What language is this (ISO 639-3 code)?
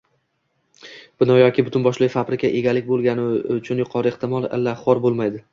uzb